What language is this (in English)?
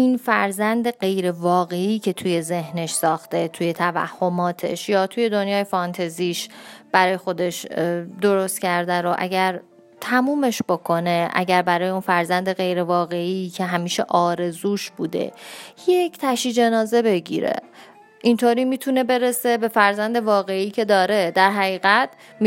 Persian